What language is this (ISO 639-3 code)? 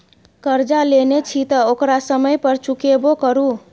mai